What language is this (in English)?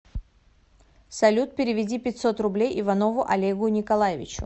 Russian